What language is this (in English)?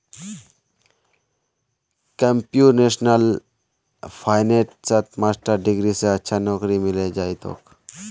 Magahi